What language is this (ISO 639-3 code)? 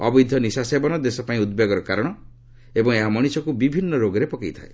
ori